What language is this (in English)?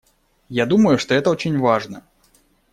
Russian